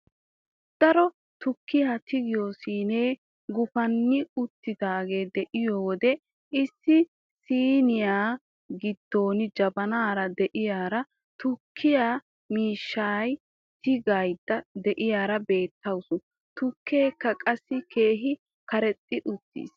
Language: Wolaytta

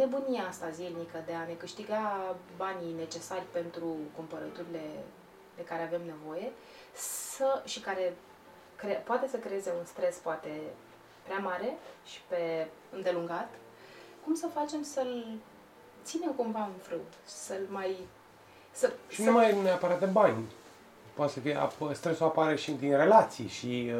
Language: Romanian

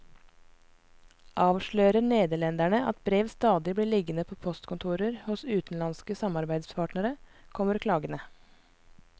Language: Norwegian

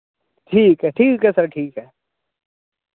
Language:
Dogri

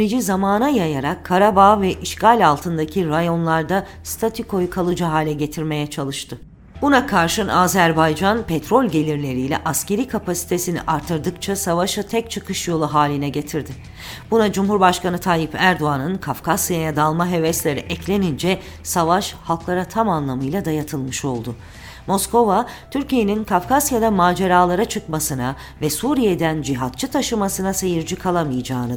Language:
Turkish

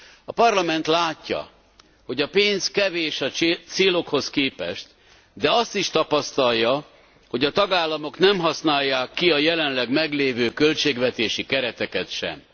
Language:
Hungarian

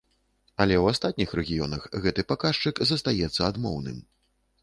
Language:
Belarusian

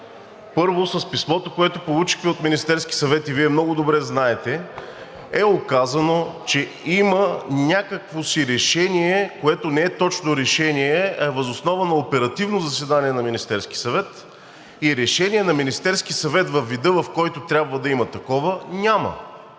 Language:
Bulgarian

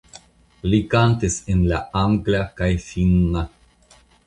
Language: Esperanto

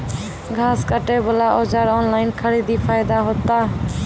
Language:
Maithili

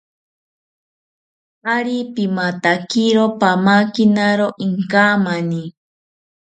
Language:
South Ucayali Ashéninka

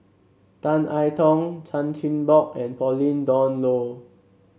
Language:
English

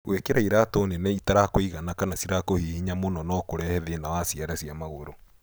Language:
Kikuyu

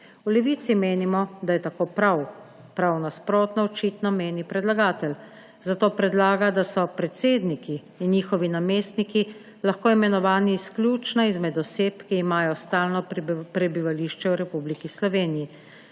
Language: Slovenian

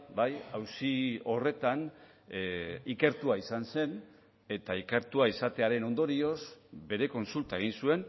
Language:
Basque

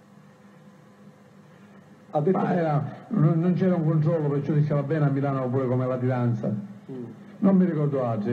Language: Italian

